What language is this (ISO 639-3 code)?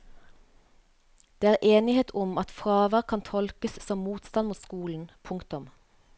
nor